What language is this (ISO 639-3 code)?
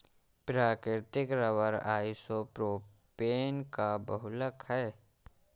hin